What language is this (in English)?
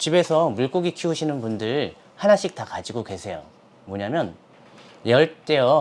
Korean